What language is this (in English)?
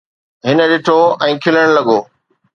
Sindhi